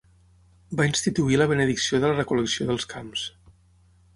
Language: Catalan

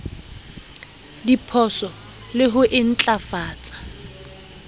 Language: Southern Sotho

